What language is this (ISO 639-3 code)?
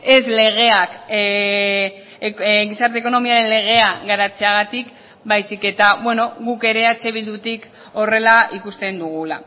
eus